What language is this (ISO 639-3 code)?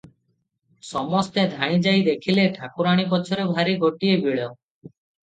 ori